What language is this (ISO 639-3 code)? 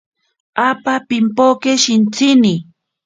prq